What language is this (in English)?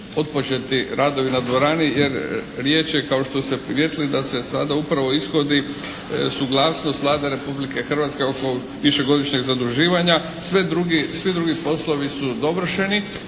Croatian